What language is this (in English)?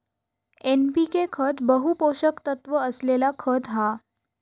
Marathi